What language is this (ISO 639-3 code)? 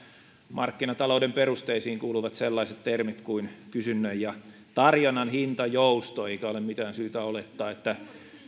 fin